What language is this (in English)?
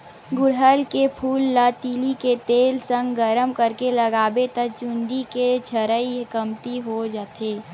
Chhattisgarhi